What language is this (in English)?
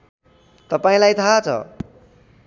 Nepali